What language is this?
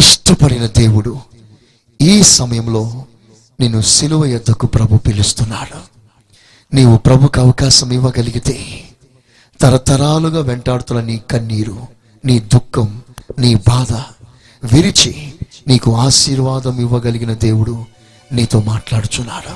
Telugu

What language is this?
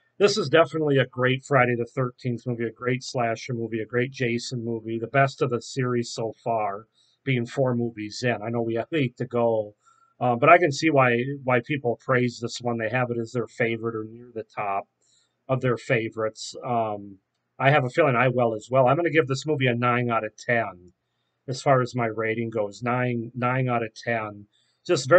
English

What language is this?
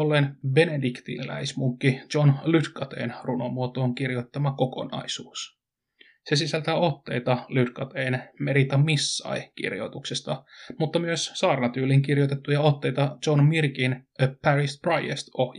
Finnish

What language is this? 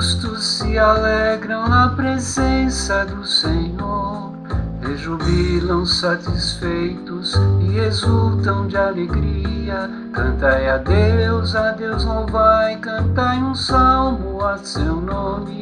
Portuguese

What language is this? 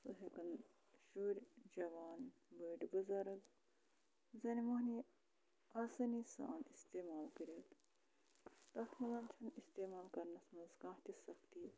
Kashmiri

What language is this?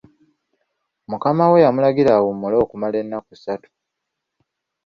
Ganda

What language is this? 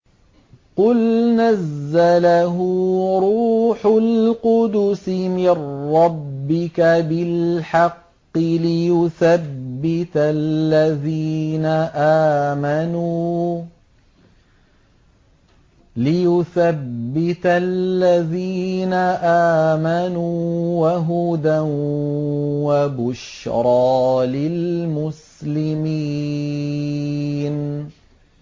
Arabic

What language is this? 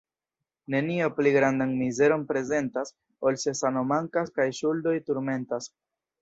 Esperanto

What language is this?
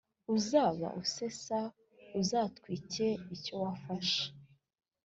Kinyarwanda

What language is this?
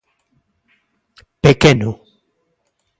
Galician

